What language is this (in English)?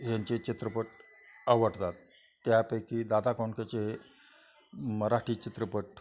Marathi